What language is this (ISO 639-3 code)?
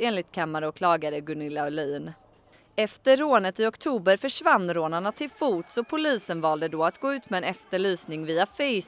swe